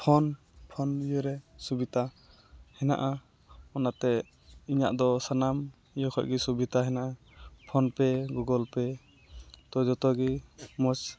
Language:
Santali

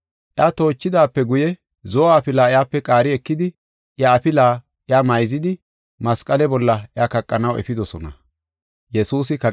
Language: Gofa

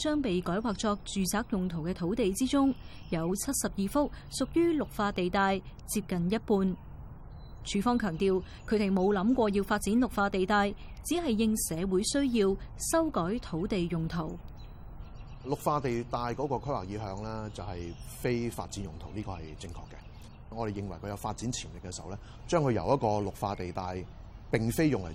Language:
Chinese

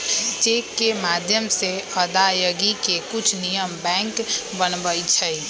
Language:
Magahi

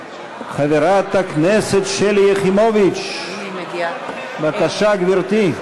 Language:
Hebrew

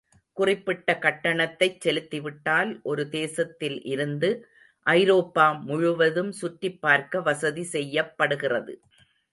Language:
Tamil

